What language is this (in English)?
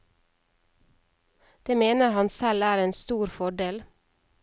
Norwegian